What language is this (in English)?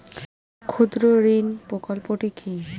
Bangla